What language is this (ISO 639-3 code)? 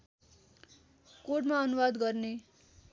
nep